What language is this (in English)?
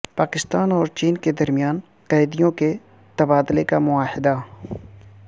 Urdu